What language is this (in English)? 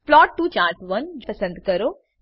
Gujarati